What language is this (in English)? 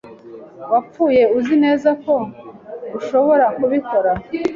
Kinyarwanda